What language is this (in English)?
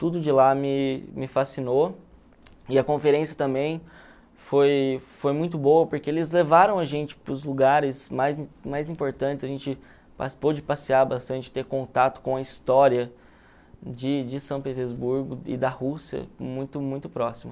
Portuguese